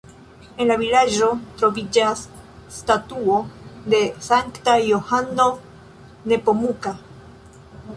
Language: Esperanto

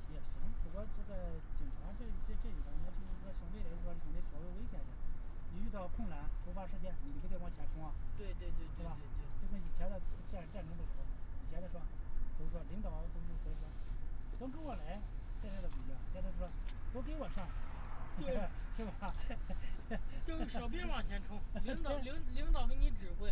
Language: Chinese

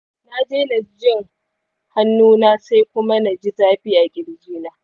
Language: Hausa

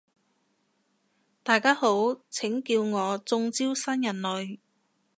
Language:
Cantonese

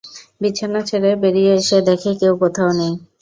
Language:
Bangla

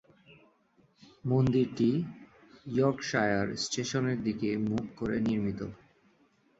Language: Bangla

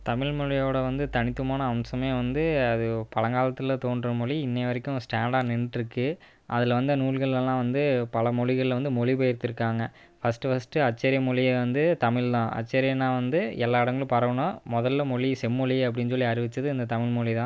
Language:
Tamil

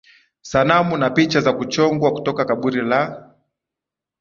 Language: Swahili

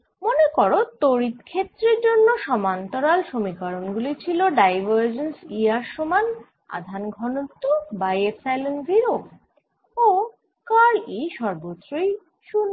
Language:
Bangla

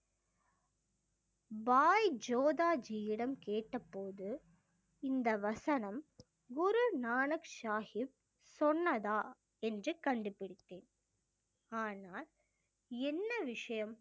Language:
Tamil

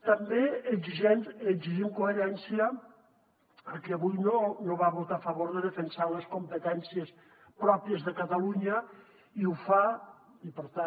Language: Catalan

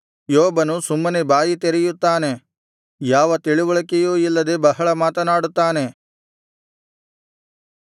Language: Kannada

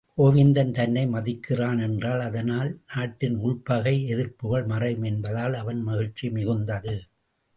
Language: Tamil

